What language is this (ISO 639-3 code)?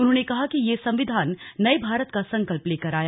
hin